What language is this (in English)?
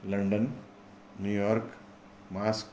Sanskrit